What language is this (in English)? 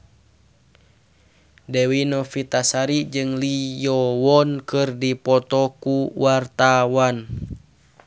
Sundanese